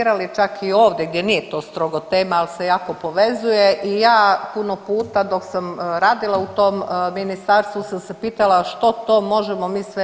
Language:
Croatian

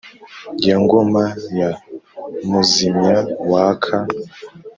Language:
Kinyarwanda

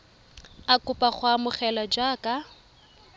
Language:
Tswana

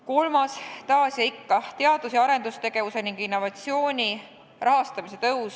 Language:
Estonian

